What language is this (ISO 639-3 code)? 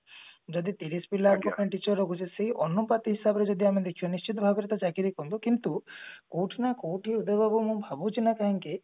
ori